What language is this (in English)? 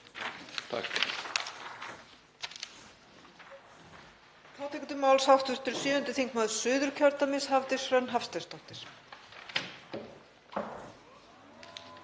Icelandic